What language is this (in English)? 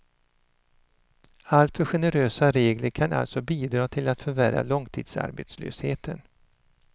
Swedish